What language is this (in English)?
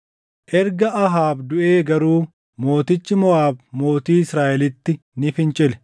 Oromo